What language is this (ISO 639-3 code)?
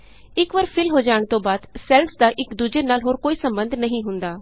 pan